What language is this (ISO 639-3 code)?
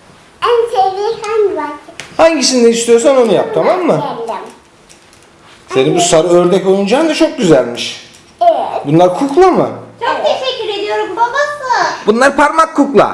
tur